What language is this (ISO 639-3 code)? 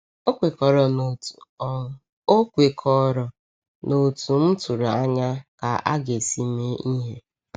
ibo